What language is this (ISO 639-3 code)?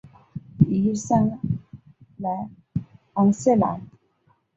zho